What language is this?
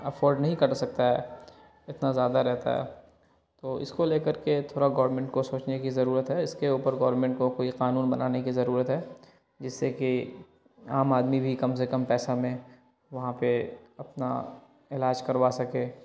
Urdu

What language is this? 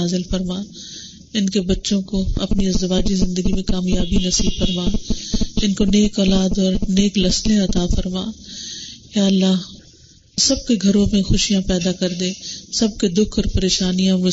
Urdu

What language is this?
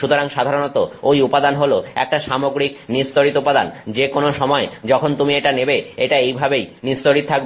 Bangla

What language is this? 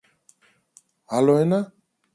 Greek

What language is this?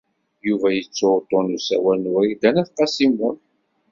Kabyle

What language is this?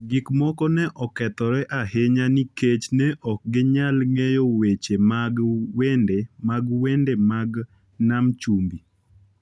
Luo (Kenya and Tanzania)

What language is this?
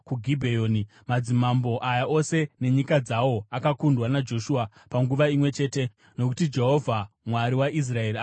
Shona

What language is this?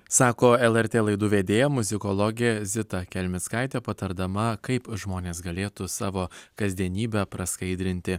Lithuanian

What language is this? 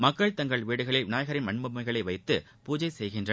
Tamil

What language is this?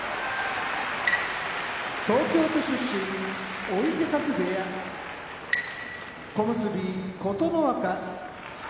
Japanese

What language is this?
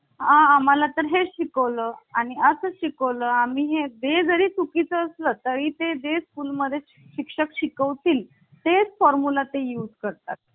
Marathi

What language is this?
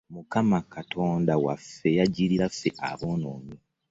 Ganda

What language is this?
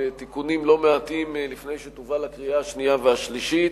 Hebrew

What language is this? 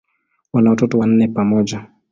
Swahili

